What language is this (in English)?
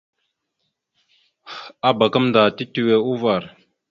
Mada (Cameroon)